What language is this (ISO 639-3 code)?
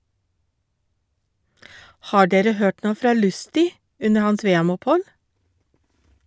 nor